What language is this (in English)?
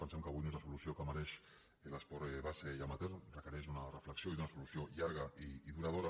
Catalan